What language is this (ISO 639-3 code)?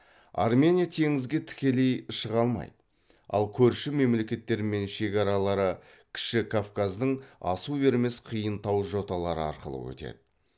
kaz